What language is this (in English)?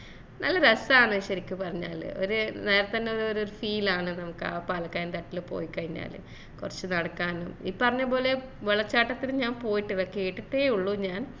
Malayalam